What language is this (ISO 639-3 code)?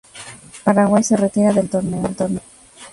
spa